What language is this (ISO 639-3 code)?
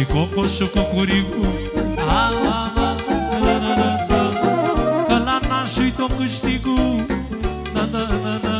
ron